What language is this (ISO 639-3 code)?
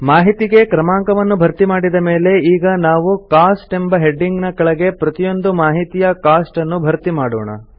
kan